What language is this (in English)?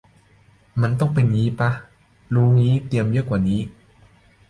Thai